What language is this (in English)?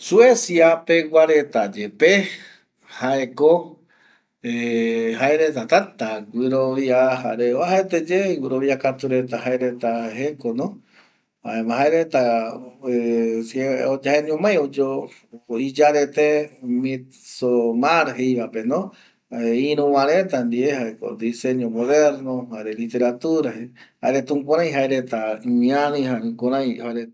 Eastern Bolivian Guaraní